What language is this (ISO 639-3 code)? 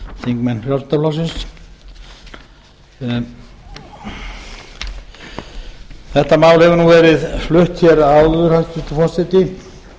isl